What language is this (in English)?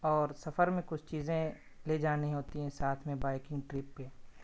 Urdu